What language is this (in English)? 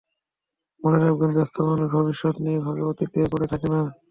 Bangla